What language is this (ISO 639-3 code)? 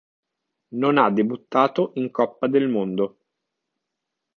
ita